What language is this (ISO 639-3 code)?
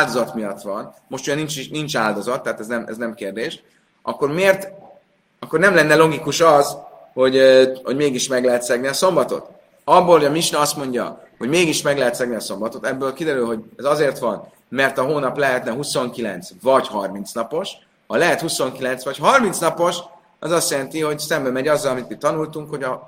hun